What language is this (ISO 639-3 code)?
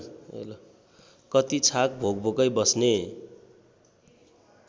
nep